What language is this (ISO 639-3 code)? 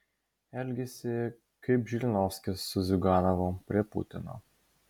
lit